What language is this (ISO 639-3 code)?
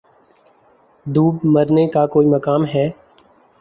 urd